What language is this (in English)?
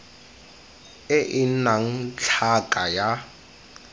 Tswana